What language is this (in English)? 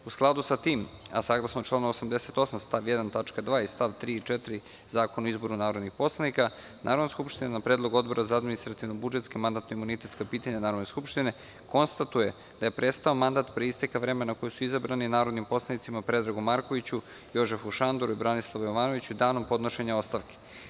Serbian